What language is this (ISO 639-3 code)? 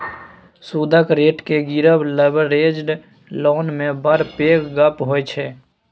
mai